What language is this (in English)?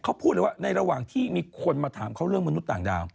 Thai